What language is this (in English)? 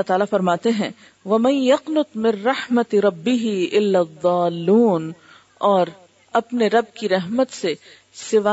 Urdu